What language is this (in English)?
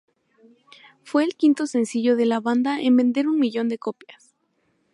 Spanish